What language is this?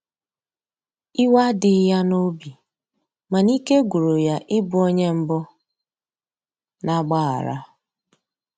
Igbo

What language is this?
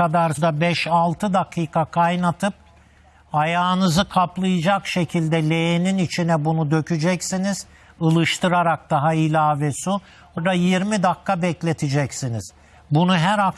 Turkish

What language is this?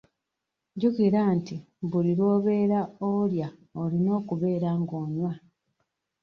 Ganda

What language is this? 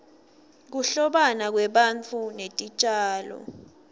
Swati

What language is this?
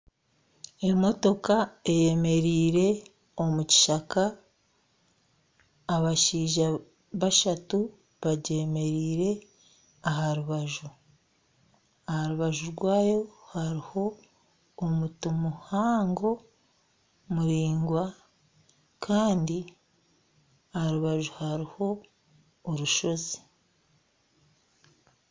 Nyankole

